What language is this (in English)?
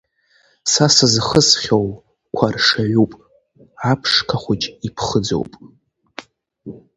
Abkhazian